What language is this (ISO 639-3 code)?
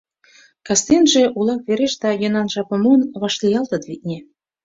chm